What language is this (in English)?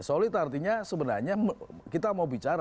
Indonesian